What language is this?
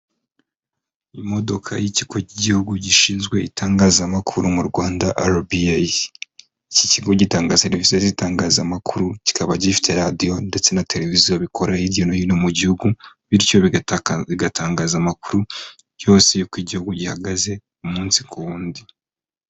Kinyarwanda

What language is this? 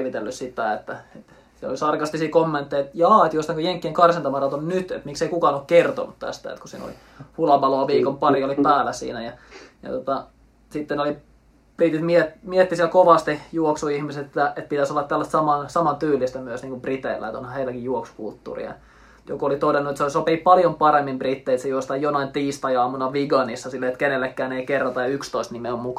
Finnish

